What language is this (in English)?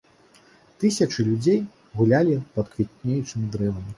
Belarusian